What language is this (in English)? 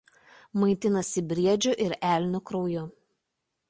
Lithuanian